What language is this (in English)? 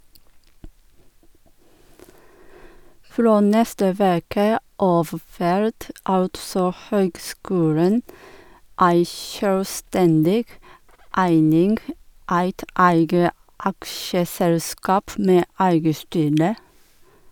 Norwegian